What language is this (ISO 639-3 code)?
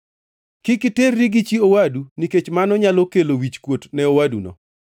luo